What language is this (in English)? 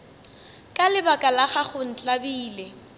Northern Sotho